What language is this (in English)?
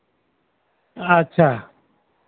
Santali